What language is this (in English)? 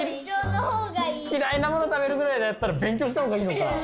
Japanese